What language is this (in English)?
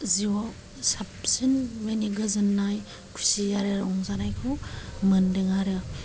Bodo